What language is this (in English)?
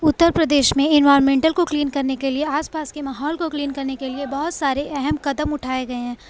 Urdu